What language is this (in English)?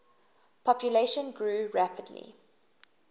English